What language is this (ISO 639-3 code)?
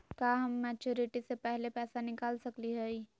mag